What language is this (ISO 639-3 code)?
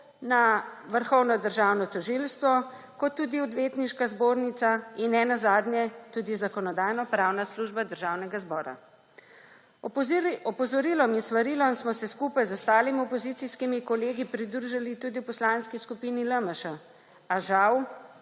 slv